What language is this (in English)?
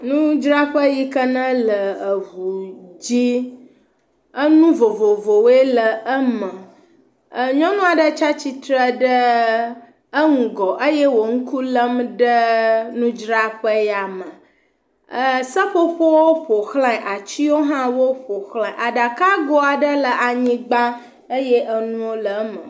Ewe